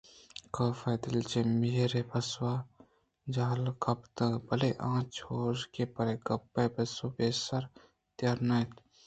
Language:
Eastern Balochi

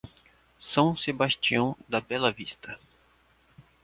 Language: Portuguese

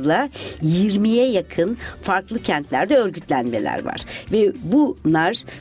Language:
Turkish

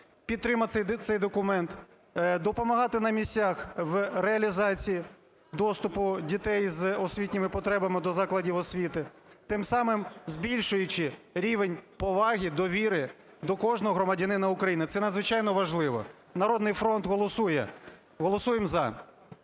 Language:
Ukrainian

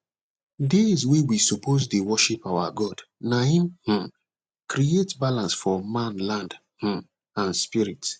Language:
Nigerian Pidgin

